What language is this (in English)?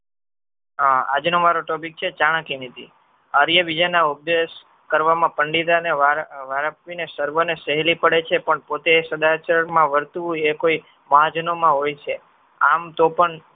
Gujarati